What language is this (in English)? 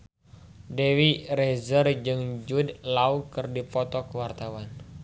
Sundanese